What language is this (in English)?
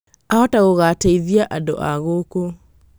Kikuyu